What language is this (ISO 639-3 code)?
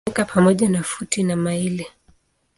swa